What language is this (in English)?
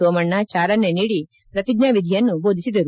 Kannada